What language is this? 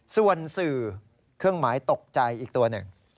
Thai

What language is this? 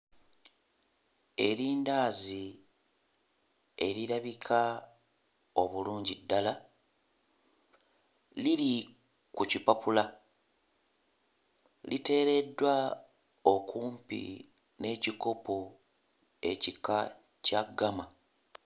Ganda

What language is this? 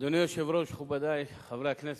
Hebrew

